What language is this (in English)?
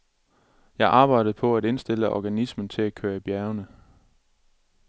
Danish